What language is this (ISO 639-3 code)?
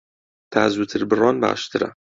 ckb